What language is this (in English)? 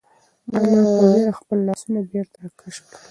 Pashto